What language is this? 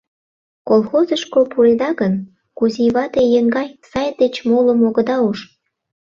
Mari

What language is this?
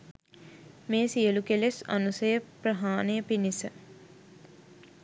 Sinhala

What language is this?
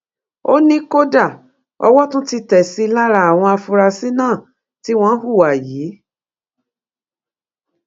Yoruba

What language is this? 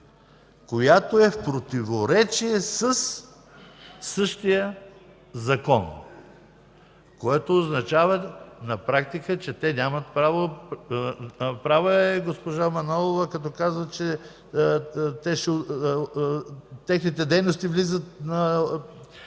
Bulgarian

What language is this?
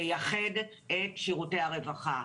Hebrew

